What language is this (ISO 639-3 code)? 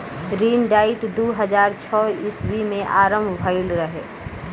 bho